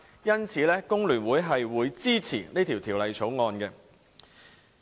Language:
Cantonese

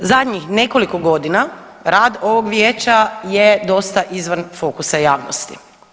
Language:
Croatian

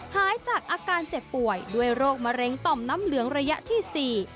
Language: Thai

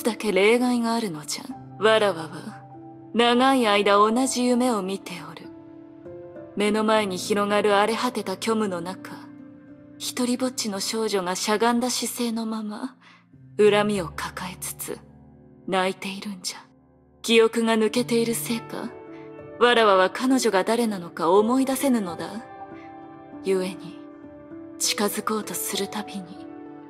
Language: Japanese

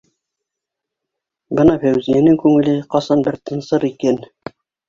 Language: Bashkir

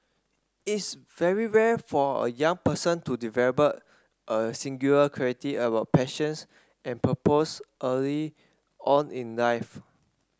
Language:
English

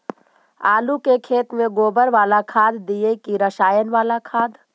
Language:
Magahi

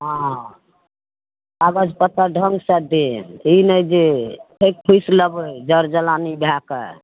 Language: Maithili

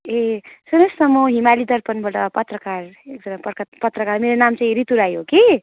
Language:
Nepali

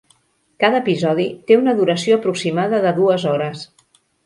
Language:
Catalan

